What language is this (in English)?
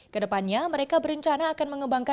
Indonesian